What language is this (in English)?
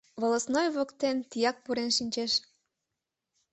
Mari